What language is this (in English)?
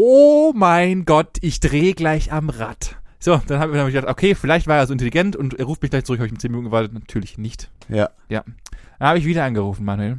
German